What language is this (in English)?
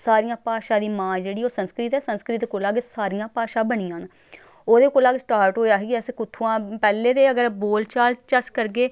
Dogri